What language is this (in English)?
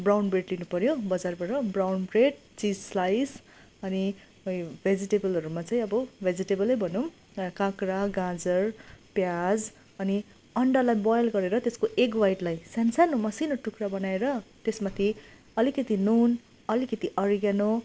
Nepali